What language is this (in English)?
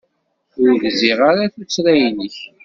Kabyle